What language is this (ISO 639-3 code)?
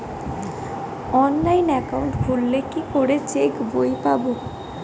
ben